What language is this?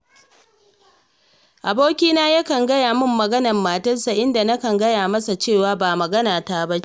Hausa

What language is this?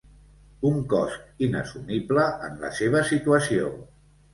Catalan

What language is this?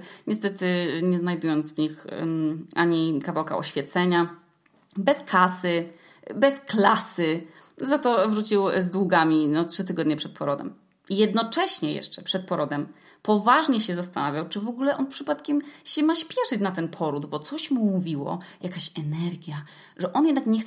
Polish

